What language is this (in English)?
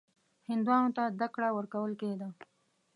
Pashto